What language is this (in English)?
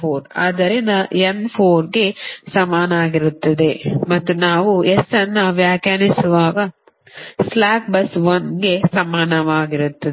Kannada